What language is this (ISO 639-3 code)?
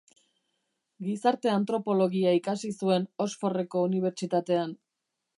eus